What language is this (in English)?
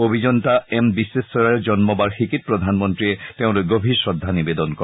Assamese